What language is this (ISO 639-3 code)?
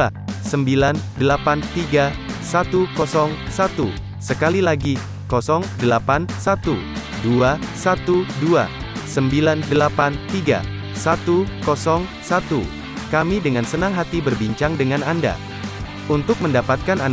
ind